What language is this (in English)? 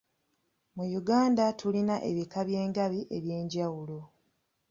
Ganda